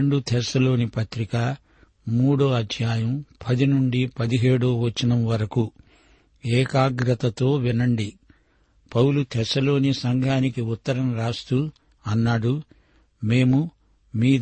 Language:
Telugu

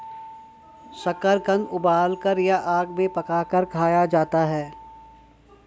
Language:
Hindi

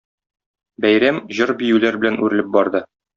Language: Tatar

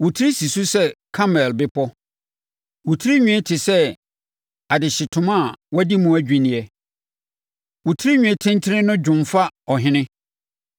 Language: Akan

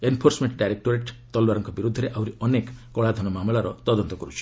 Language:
Odia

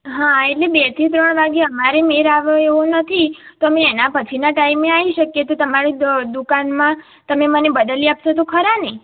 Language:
Gujarati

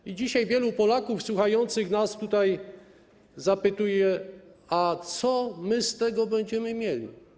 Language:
Polish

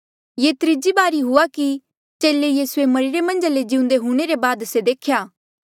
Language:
Mandeali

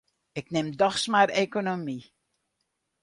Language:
Western Frisian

